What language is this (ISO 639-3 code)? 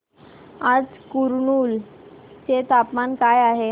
mar